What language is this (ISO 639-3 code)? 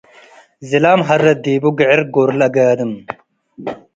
tig